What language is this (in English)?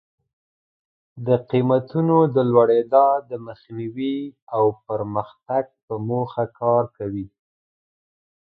Pashto